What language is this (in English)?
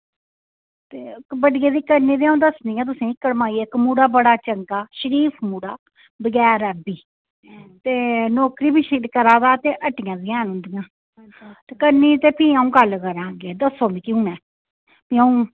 Dogri